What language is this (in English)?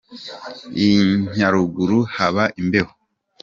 Kinyarwanda